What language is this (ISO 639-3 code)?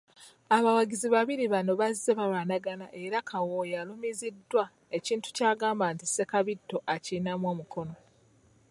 lug